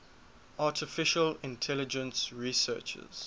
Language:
English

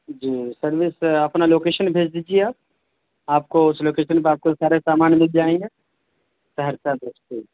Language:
Urdu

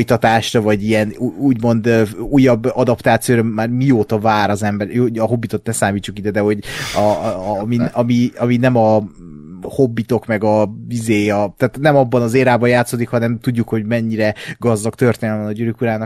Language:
Hungarian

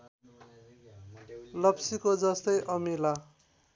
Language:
Nepali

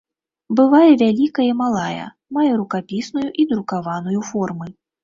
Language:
Belarusian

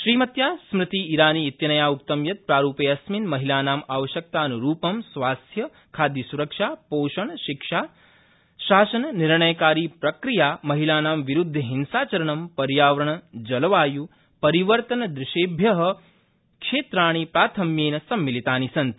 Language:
Sanskrit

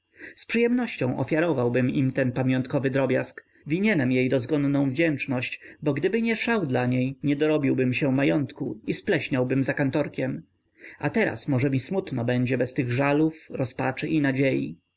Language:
Polish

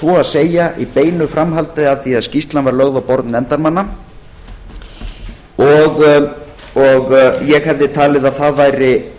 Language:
Icelandic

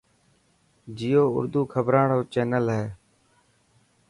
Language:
Dhatki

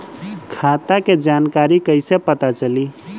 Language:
Bhojpuri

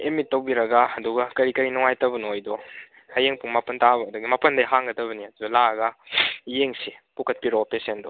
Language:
Manipuri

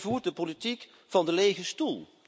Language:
Dutch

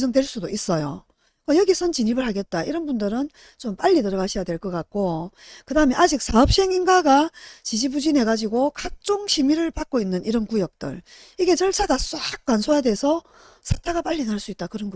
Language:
Korean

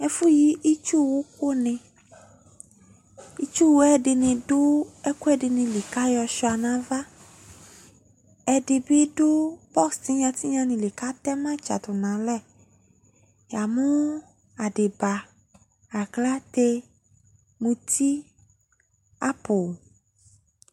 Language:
Ikposo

